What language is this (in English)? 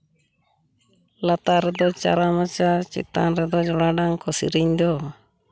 Santali